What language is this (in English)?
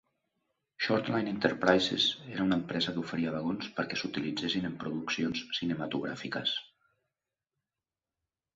Catalan